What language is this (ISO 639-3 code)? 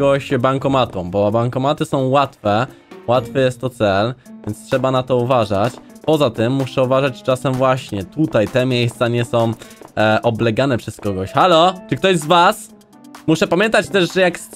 pol